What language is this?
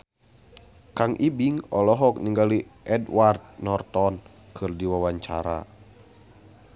Sundanese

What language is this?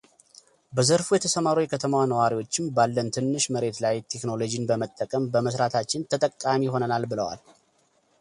Amharic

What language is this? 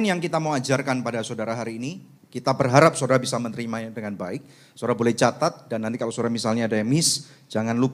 Indonesian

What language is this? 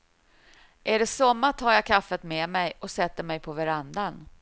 Swedish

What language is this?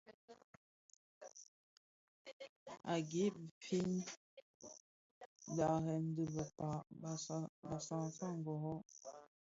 Bafia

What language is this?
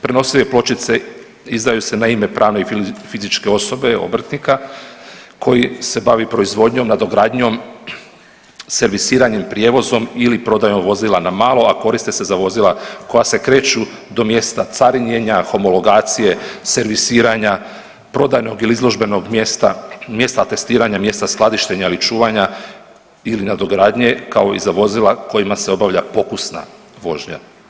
Croatian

